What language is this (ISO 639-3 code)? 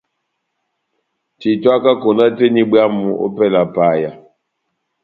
bnm